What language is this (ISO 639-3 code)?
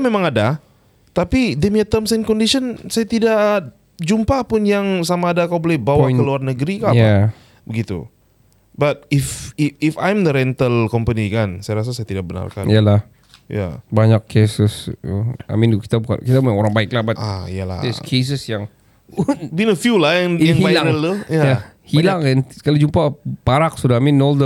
msa